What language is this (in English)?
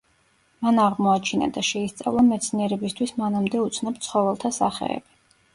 Georgian